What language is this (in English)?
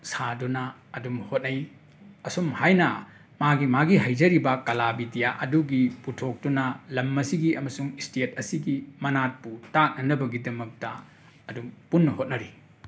Manipuri